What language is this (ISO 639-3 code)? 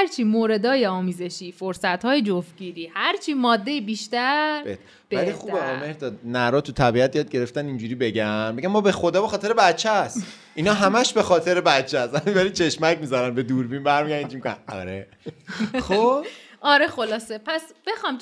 fas